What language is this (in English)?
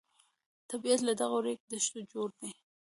Pashto